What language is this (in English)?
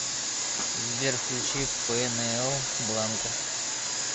Russian